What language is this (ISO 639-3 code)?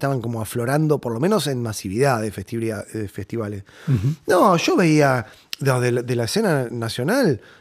spa